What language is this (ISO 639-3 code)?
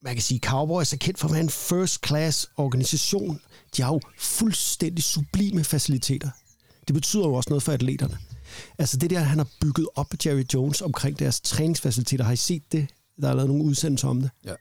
dan